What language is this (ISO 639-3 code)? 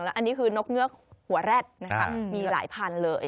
tha